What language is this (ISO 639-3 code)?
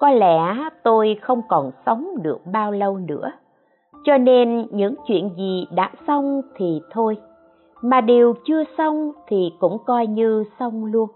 vie